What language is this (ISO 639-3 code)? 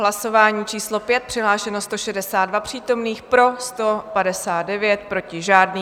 ces